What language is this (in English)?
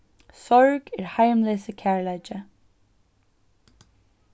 Faroese